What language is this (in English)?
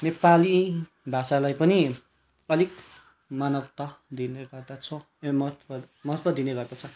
Nepali